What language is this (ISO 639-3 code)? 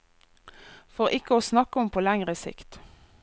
nor